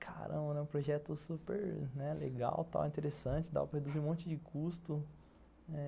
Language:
Portuguese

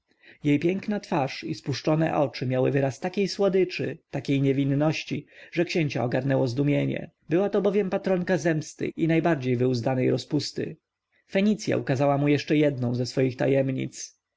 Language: Polish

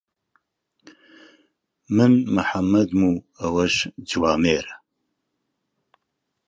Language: Central Kurdish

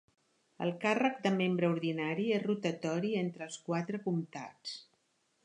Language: Catalan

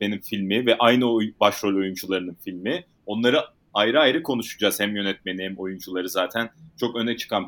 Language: Turkish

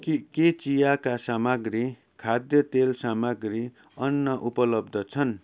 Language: Nepali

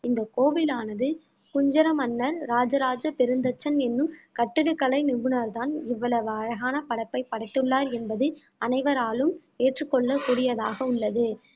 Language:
Tamil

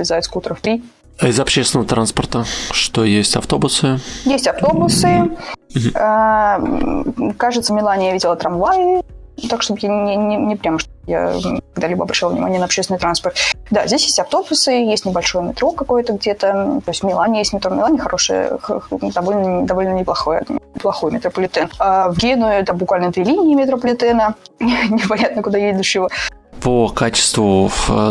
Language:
Russian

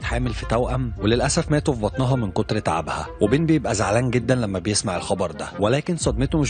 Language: Arabic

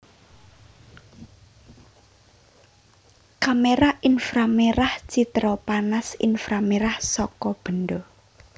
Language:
Javanese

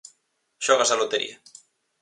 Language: Galician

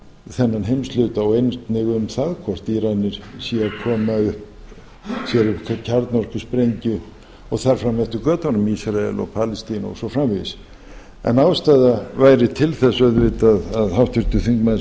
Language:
Icelandic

